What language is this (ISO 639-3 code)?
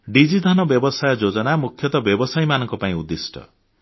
ori